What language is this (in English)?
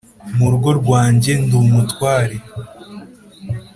Kinyarwanda